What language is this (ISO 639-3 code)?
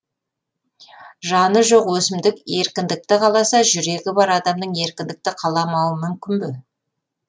kaz